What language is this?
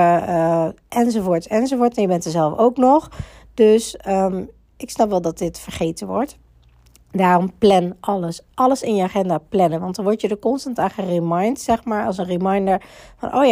Dutch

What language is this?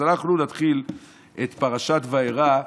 Hebrew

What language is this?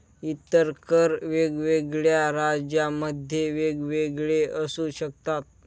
Marathi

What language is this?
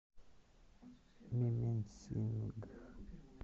Russian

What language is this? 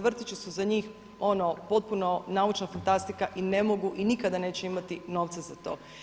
Croatian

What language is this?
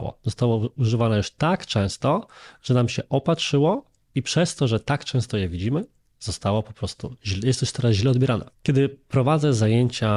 Polish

